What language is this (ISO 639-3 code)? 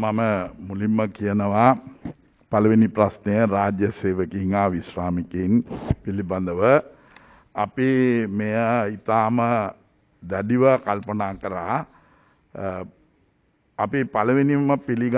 ind